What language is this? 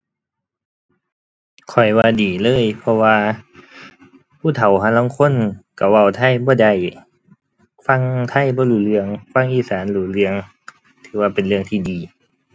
Thai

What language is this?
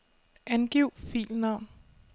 Danish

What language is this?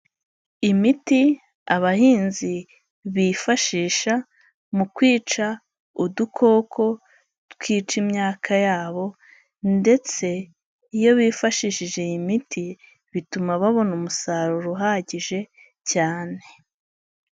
Kinyarwanda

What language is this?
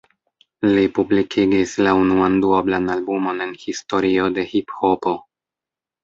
Esperanto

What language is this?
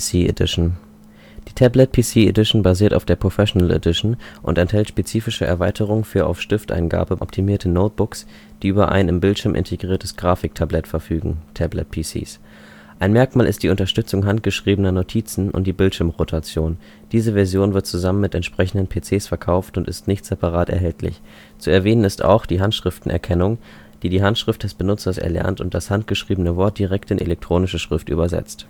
German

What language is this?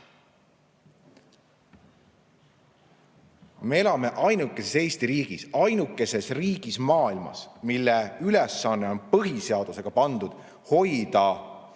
Estonian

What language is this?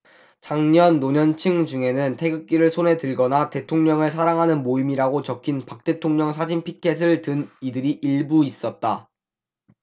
Korean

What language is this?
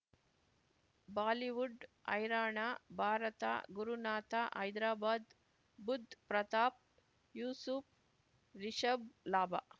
Kannada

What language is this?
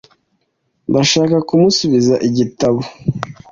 Kinyarwanda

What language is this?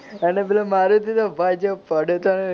Gujarati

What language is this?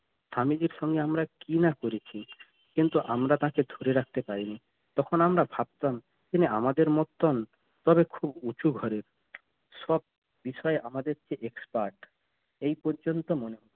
Bangla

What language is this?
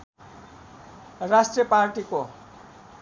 Nepali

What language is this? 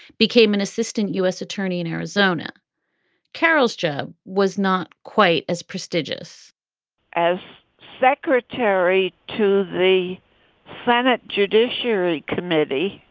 English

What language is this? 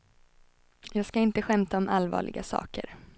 Swedish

